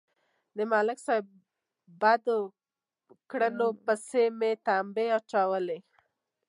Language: Pashto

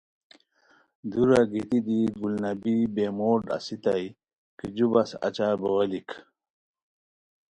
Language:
Khowar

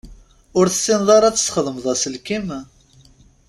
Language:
Kabyle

